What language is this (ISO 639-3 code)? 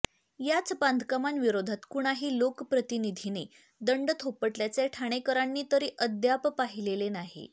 mar